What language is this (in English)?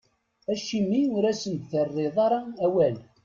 Kabyle